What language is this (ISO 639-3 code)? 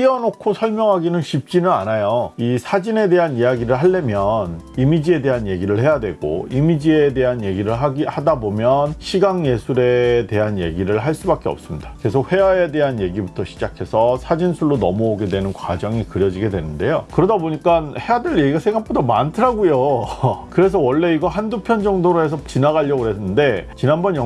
kor